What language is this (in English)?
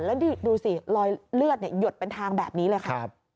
Thai